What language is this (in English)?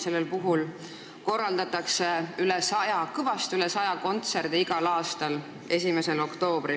Estonian